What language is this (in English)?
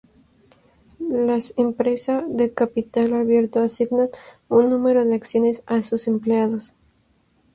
Spanish